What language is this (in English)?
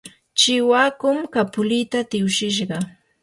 Yanahuanca Pasco Quechua